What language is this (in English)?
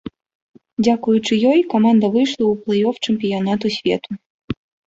Belarusian